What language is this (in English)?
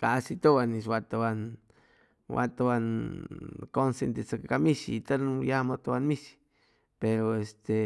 Chimalapa Zoque